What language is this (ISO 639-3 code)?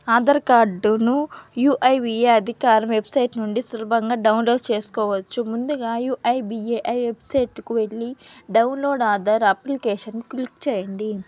tel